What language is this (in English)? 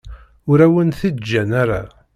Kabyle